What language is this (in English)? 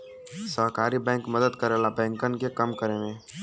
Bhojpuri